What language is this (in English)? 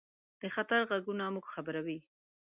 Pashto